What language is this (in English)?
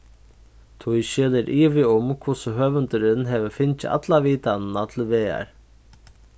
Faroese